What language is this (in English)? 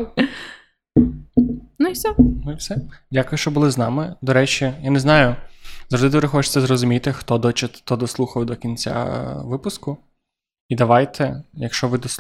Ukrainian